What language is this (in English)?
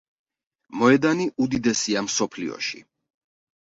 Georgian